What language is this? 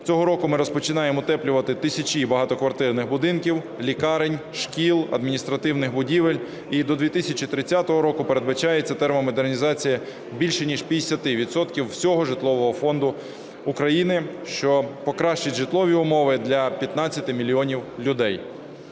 Ukrainian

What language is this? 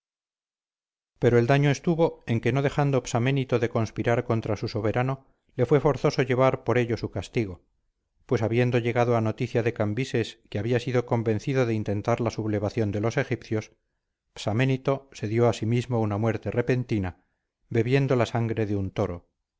Spanish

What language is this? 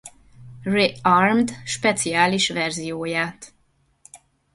Hungarian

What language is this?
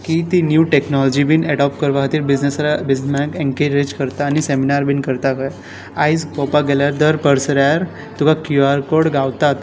Konkani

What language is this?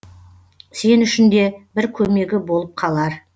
Kazakh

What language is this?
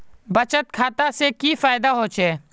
Magahi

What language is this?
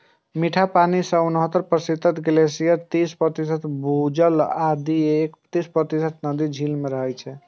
Maithili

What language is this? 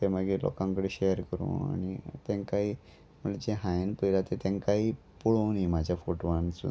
Konkani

